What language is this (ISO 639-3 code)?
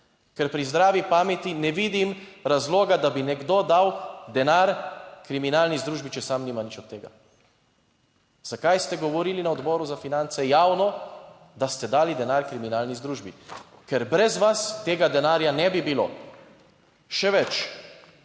slv